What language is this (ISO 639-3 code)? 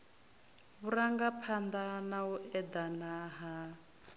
ven